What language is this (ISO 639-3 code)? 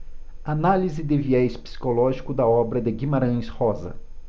por